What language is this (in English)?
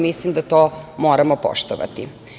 Serbian